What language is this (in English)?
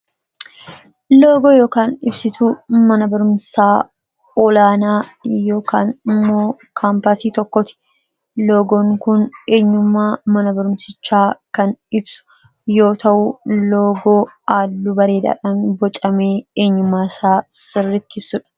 Oromo